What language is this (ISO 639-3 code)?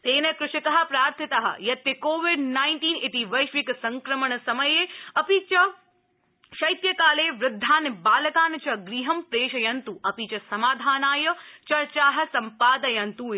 san